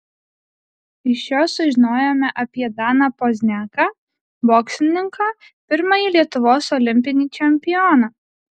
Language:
Lithuanian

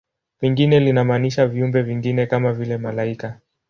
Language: Swahili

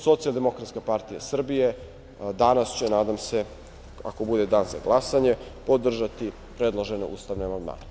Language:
Serbian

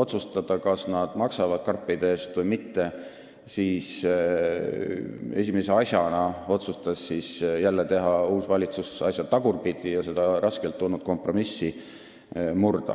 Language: Estonian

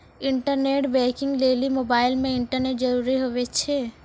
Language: Maithili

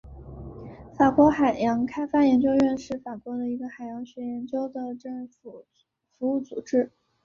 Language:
Chinese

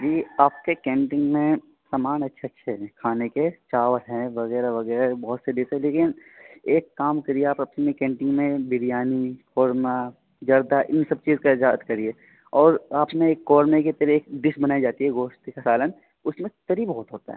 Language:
Urdu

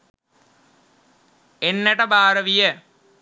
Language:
Sinhala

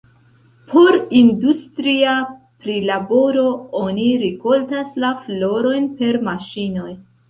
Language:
Esperanto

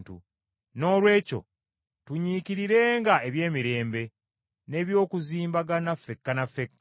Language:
Ganda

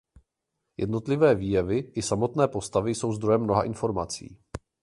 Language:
Czech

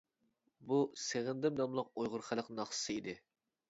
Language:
Uyghur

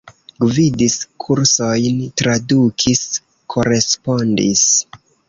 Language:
Esperanto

